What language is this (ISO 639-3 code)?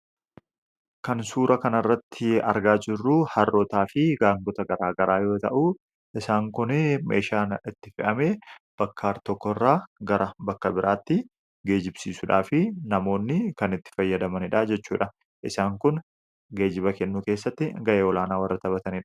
orm